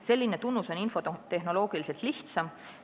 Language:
Estonian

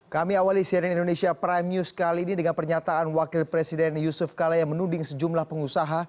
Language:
Indonesian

